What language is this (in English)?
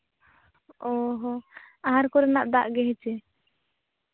Santali